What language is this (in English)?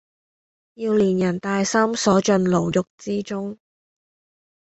Cantonese